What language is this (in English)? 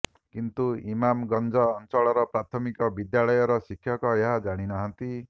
Odia